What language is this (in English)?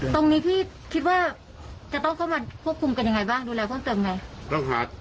Thai